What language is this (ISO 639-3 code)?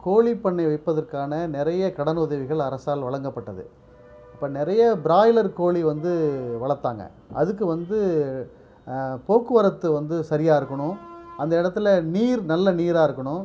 tam